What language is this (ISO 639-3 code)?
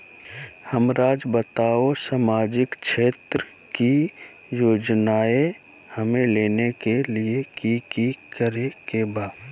mag